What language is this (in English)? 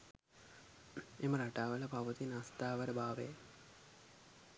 Sinhala